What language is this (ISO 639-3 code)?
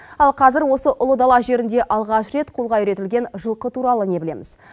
kaz